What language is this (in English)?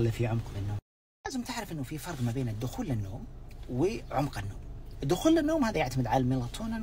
Arabic